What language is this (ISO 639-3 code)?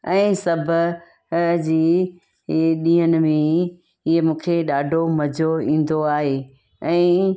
snd